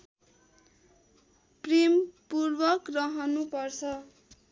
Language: Nepali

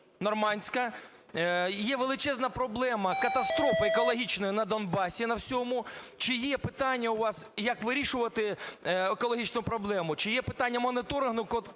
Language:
Ukrainian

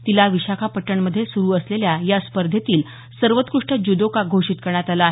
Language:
Marathi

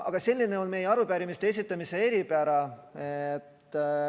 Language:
Estonian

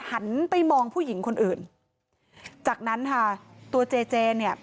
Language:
Thai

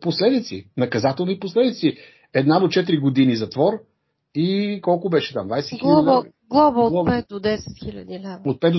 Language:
Bulgarian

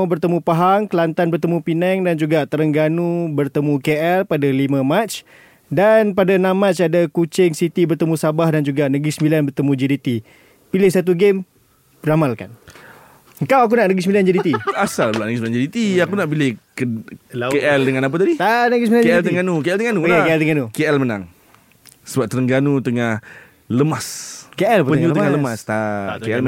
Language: Malay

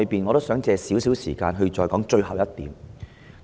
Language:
Cantonese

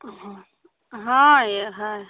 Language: Maithili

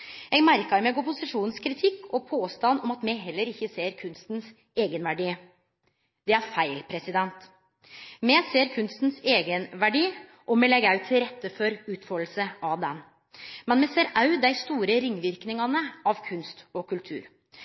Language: Norwegian Nynorsk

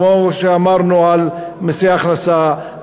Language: Hebrew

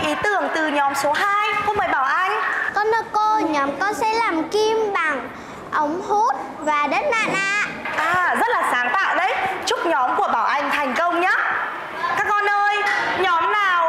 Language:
Vietnamese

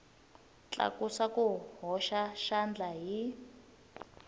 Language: Tsonga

